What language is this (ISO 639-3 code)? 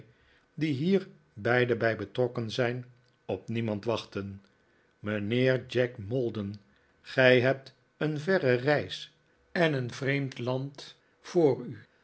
nld